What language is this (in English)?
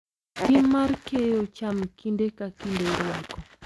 Luo (Kenya and Tanzania)